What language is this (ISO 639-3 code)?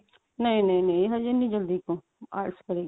pan